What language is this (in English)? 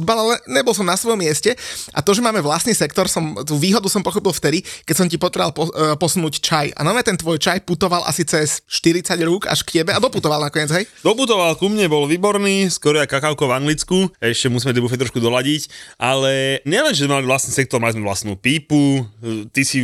Slovak